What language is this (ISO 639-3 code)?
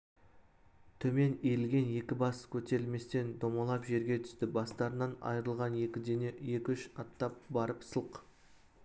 kaz